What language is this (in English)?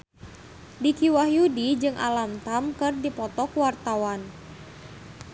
Sundanese